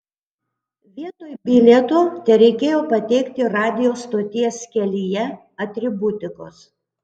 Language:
Lithuanian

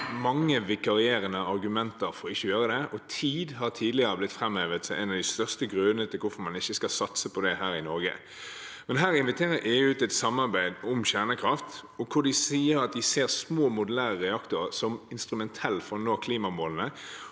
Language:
Norwegian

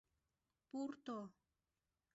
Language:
Mari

